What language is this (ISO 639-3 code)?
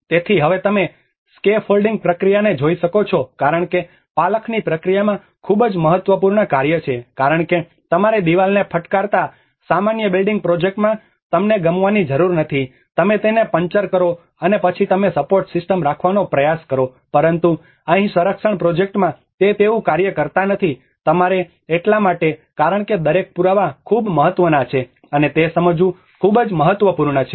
guj